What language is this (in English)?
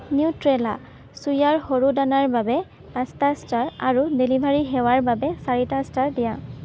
Assamese